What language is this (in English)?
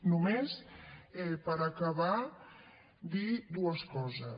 Catalan